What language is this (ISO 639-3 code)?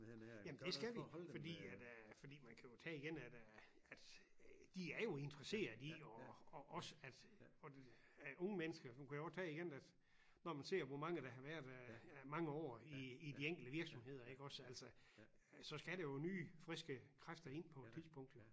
dan